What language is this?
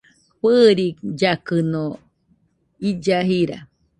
Nüpode Huitoto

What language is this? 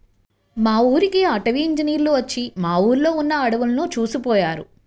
Telugu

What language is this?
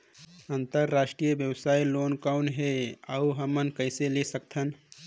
Chhattisgarhi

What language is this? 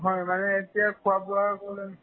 Assamese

